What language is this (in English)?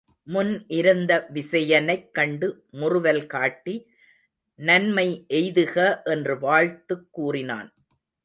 Tamil